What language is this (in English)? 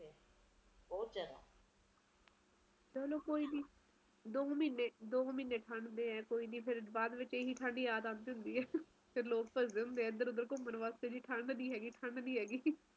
Punjabi